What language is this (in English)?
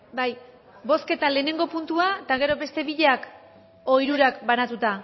Basque